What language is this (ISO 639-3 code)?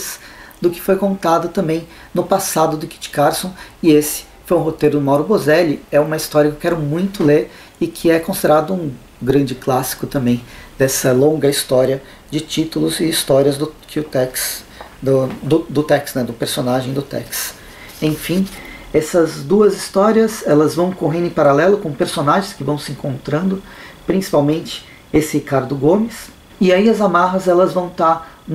por